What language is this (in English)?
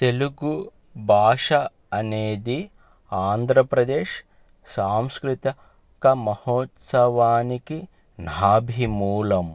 Telugu